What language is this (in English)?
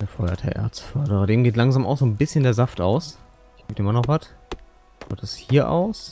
German